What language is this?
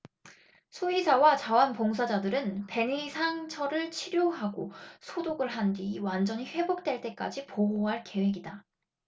Korean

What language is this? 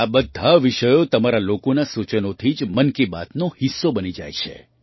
Gujarati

